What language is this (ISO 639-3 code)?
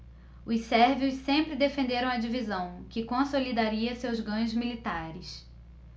por